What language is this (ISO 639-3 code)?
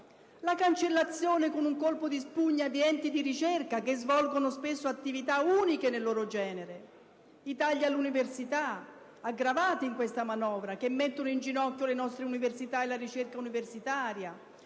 ita